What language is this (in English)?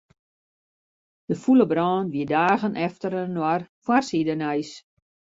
Western Frisian